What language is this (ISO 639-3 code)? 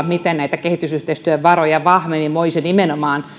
fin